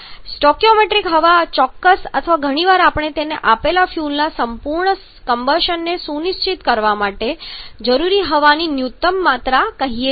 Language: Gujarati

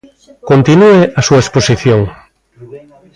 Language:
Galician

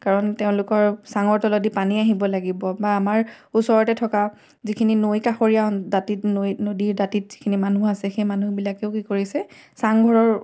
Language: Assamese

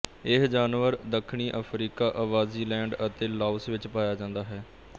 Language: Punjabi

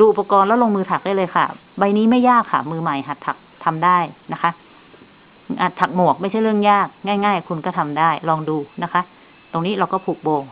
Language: Thai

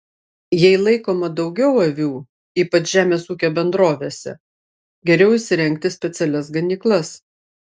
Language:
Lithuanian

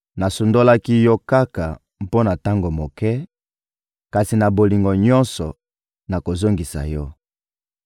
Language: Lingala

